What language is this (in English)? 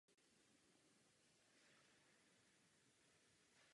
Czech